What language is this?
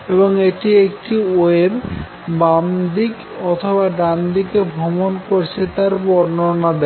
Bangla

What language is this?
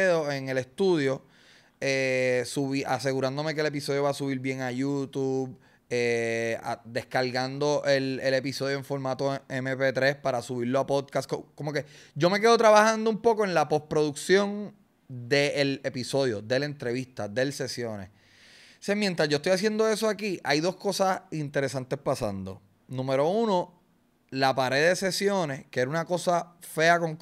Spanish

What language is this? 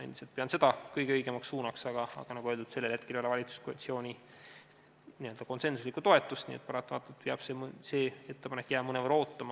Estonian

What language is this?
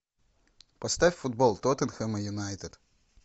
Russian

